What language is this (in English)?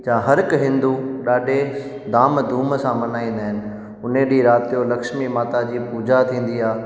Sindhi